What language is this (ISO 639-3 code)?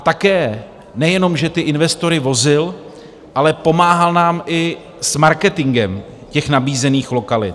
ces